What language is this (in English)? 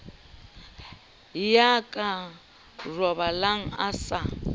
Southern Sotho